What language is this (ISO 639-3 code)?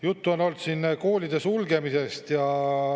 est